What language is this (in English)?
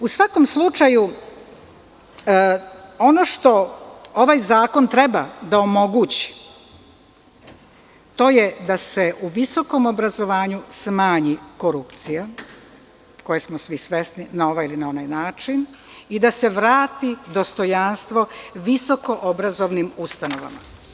Serbian